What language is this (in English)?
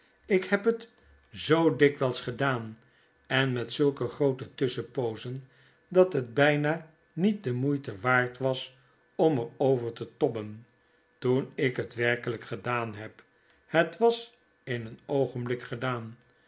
Dutch